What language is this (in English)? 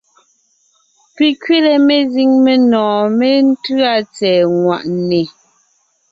Ngiemboon